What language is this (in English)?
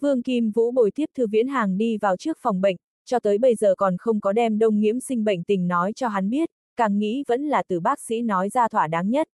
Vietnamese